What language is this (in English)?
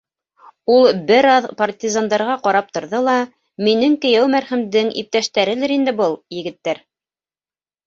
Bashkir